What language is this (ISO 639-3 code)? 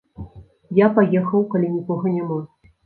bel